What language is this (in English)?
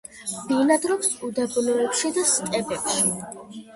Georgian